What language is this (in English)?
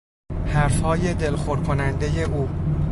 Persian